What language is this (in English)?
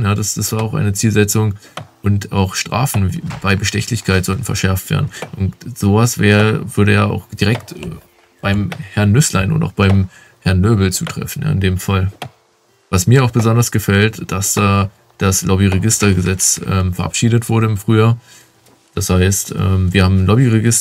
German